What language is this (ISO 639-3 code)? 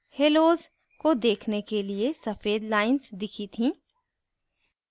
hin